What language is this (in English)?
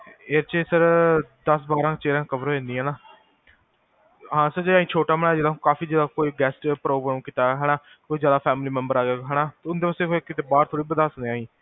Punjabi